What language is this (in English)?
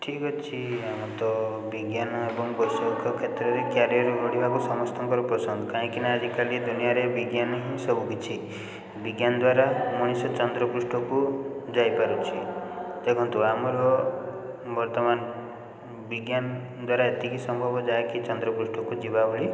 Odia